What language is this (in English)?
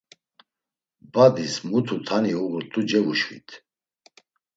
Laz